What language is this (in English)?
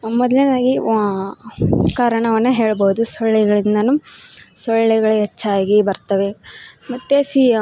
Kannada